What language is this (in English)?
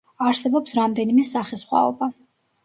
Georgian